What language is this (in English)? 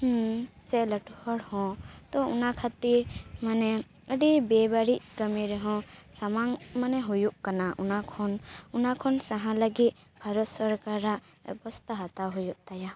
Santali